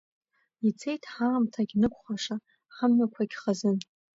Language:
Abkhazian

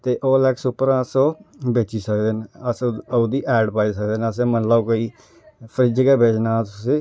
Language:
Dogri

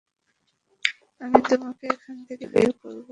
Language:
Bangla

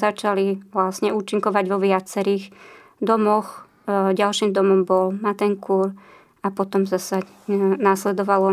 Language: Slovak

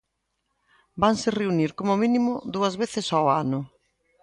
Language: Galician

